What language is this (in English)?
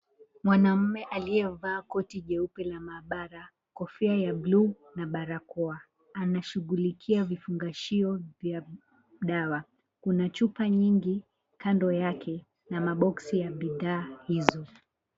Swahili